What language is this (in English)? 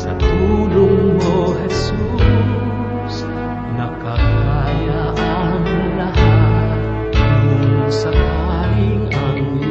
Filipino